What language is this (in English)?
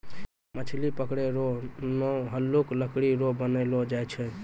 Maithili